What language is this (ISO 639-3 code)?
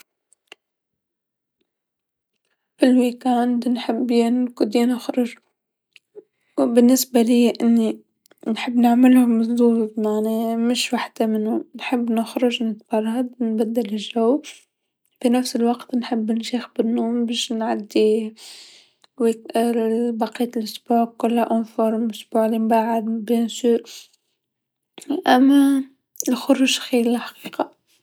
aeb